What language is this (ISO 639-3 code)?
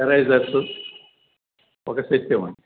tel